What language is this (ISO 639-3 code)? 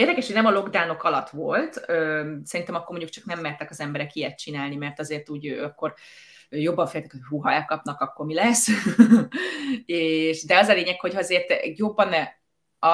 hun